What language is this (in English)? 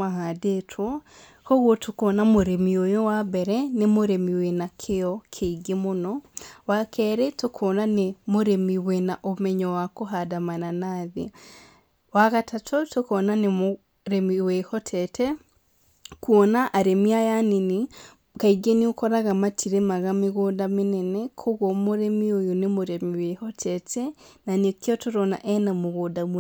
Kikuyu